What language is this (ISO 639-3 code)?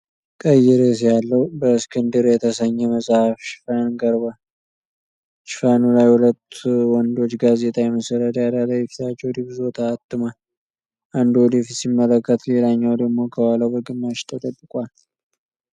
amh